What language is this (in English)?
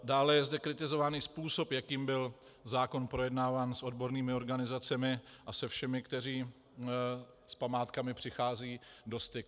Czech